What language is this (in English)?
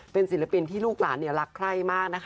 Thai